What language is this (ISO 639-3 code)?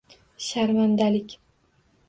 uzb